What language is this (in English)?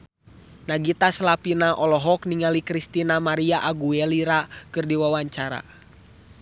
Sundanese